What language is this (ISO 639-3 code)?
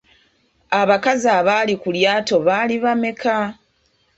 lug